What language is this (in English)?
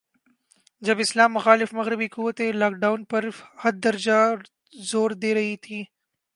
Urdu